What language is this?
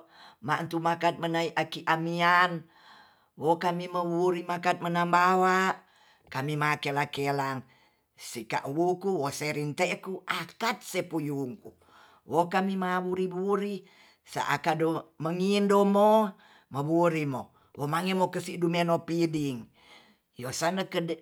Tonsea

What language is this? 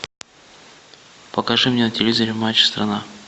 Russian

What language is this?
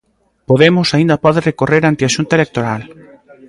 Galician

